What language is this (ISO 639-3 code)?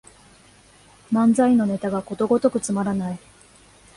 jpn